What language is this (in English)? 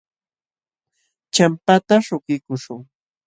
Jauja Wanca Quechua